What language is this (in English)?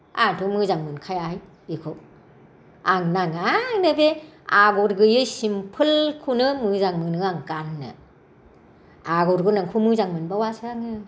Bodo